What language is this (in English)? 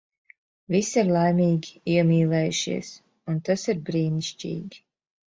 Latvian